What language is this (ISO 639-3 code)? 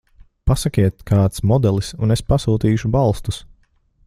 lav